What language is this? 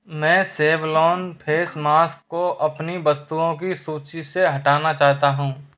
Hindi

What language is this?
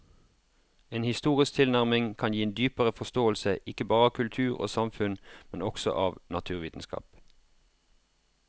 Norwegian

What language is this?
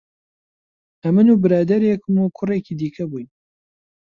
Central Kurdish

